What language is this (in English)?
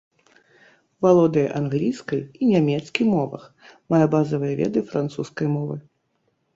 Belarusian